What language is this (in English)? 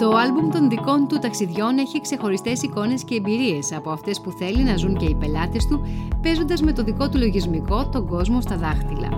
Greek